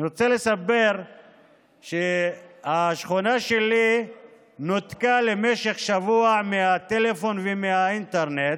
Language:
Hebrew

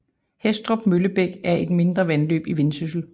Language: Danish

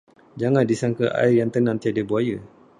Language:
Malay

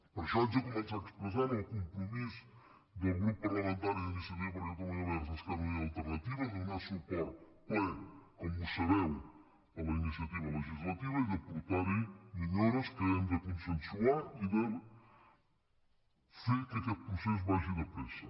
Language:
Catalan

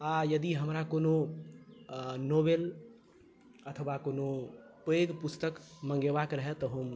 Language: Maithili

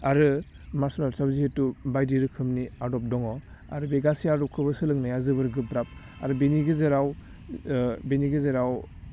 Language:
Bodo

